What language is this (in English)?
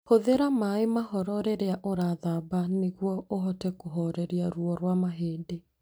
Kikuyu